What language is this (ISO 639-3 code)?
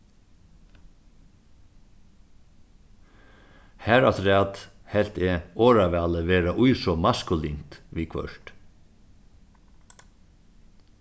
fao